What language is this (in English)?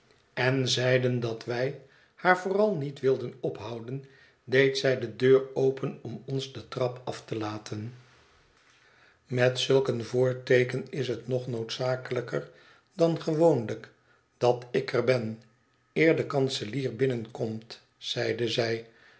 Dutch